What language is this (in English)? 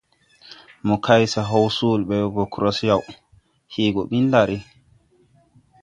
Tupuri